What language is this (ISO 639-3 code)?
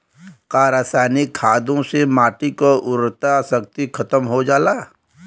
bho